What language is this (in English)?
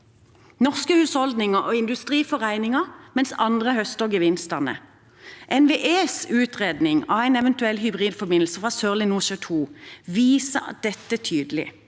Norwegian